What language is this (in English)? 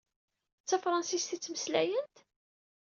Kabyle